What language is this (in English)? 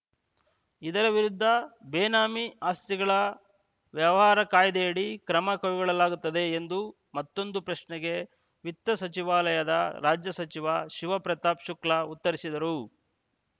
Kannada